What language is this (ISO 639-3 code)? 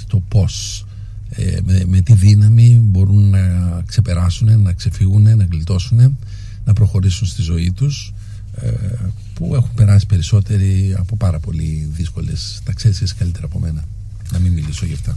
ell